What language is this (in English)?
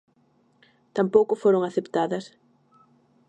Galician